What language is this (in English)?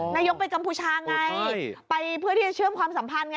Thai